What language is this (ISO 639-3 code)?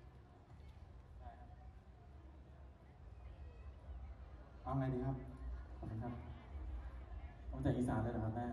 tha